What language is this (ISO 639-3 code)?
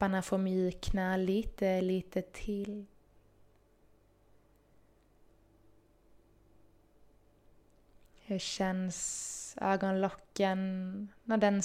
swe